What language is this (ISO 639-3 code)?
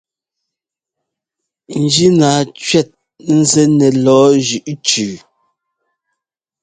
jgo